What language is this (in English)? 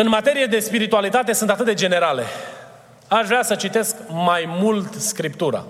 Romanian